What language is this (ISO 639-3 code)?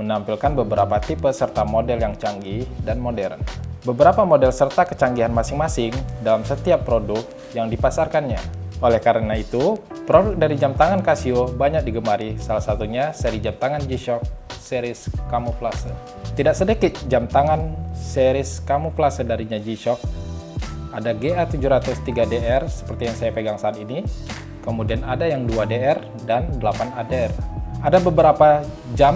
ind